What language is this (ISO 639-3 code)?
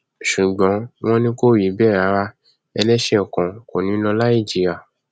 yor